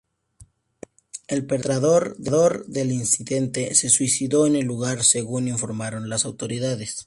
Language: Spanish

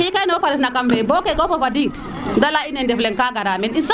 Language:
Serer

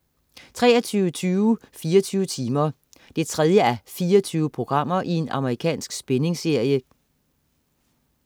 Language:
Danish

